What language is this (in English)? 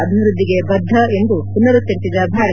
Kannada